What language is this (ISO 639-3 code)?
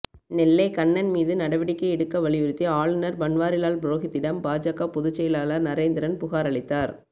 tam